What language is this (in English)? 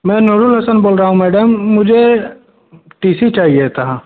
Hindi